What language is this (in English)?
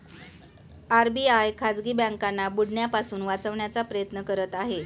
Marathi